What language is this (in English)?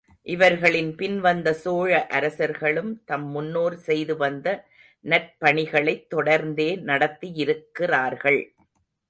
Tamil